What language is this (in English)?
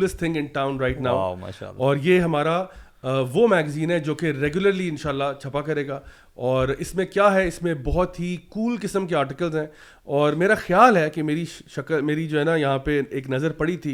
Urdu